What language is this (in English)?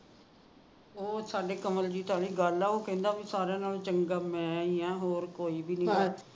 Punjabi